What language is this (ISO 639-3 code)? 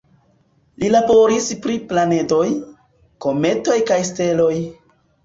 epo